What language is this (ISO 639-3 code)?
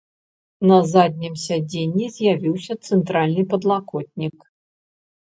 bel